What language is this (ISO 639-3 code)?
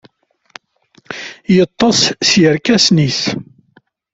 kab